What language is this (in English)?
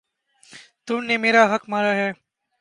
Urdu